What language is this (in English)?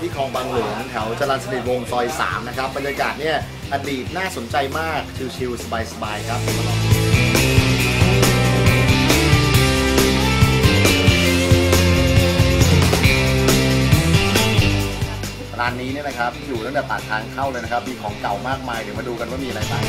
Thai